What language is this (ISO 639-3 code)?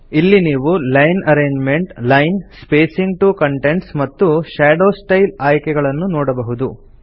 kan